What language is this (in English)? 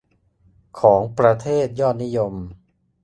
Thai